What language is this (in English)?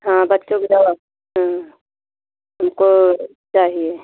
Hindi